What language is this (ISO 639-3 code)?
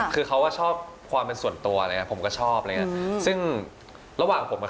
tha